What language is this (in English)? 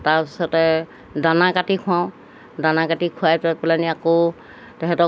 Assamese